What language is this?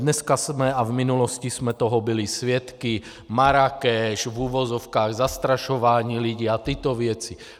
Czech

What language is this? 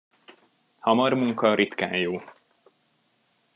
Hungarian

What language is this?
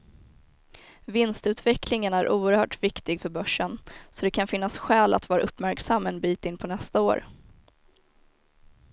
Swedish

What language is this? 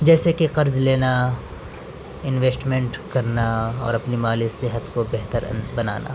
Urdu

